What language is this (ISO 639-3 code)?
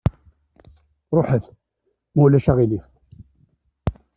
kab